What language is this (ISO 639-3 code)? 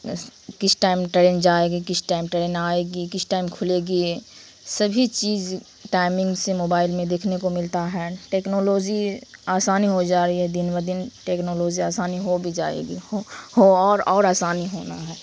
urd